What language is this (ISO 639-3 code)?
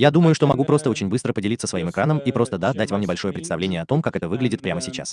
rus